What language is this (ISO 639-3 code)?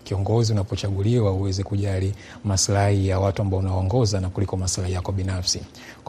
swa